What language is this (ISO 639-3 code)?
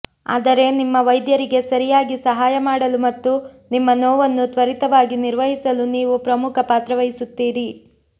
kan